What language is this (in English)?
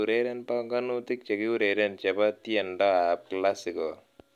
Kalenjin